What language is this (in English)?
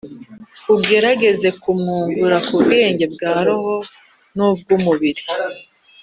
Kinyarwanda